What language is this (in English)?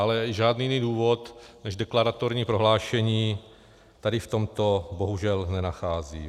Czech